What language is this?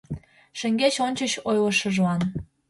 Mari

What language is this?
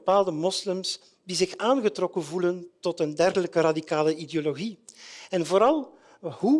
Dutch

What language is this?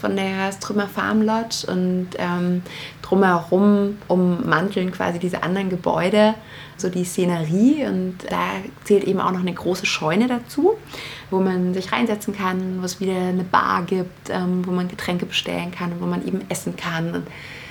German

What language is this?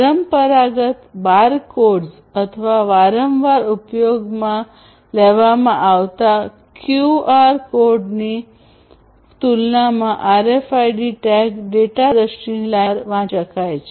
Gujarati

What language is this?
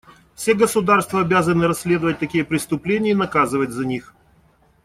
Russian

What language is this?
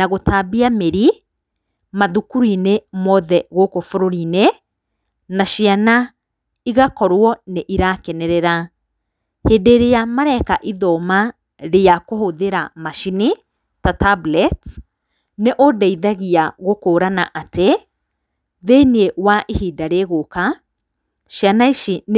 Kikuyu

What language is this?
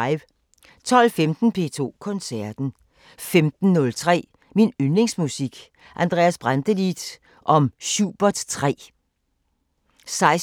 Danish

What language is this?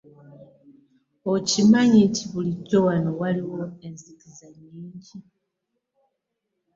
Ganda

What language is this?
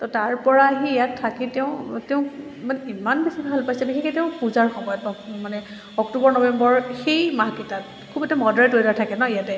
Assamese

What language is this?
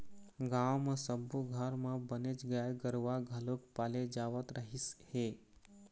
Chhattisgarhi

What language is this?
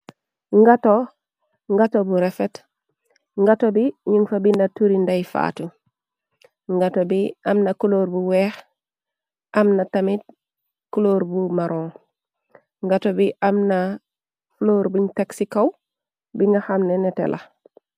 Wolof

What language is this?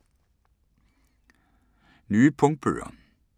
Danish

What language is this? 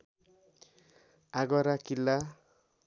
Nepali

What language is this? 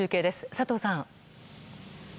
Japanese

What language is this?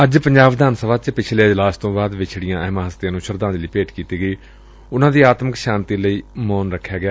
Punjabi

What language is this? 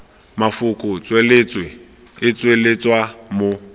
Tswana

